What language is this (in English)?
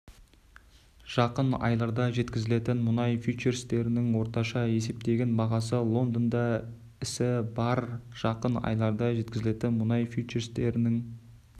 Kazakh